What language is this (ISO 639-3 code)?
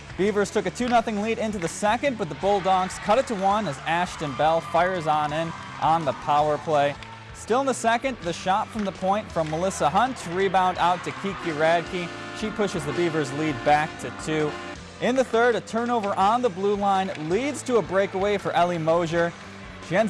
eng